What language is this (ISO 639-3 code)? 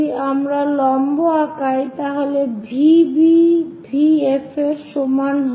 ben